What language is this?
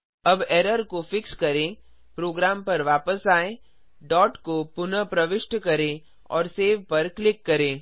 Hindi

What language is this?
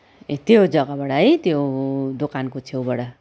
Nepali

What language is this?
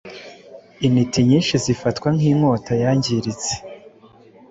Kinyarwanda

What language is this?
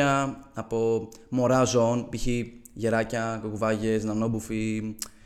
Greek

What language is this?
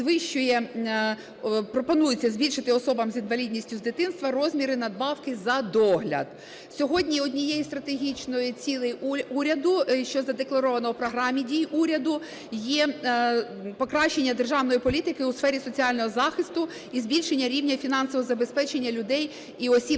Ukrainian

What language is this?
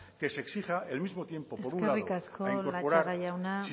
Spanish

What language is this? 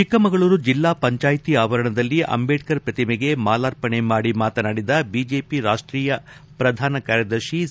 Kannada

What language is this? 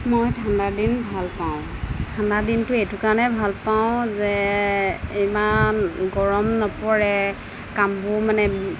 Assamese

